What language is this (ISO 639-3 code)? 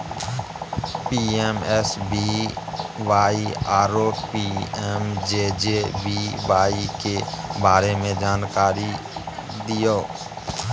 mai